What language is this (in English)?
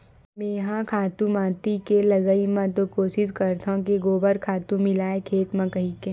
Chhattisgarhi